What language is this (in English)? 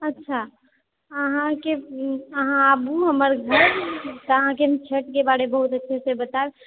Maithili